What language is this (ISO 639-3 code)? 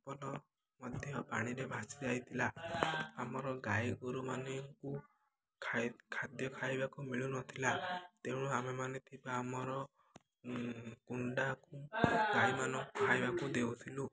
ori